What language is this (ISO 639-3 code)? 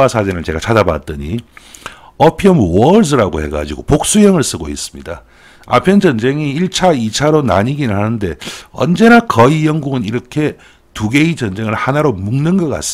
kor